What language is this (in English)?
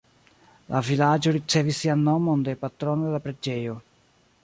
Esperanto